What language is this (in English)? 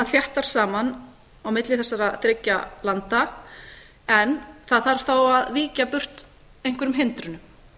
Icelandic